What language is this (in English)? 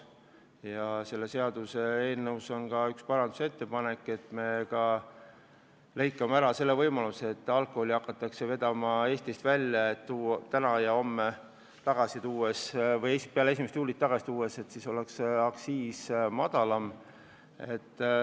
Estonian